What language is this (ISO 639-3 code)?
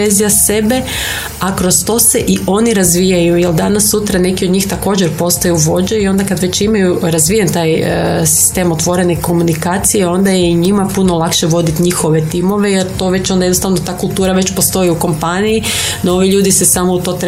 hrv